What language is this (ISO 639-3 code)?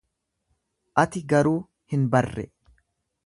orm